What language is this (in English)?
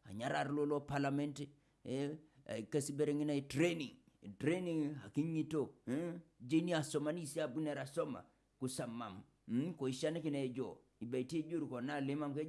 Indonesian